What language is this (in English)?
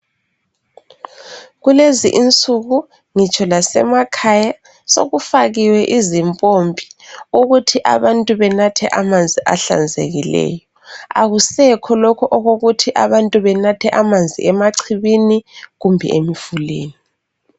North Ndebele